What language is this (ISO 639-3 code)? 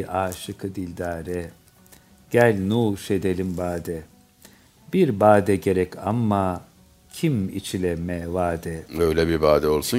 tur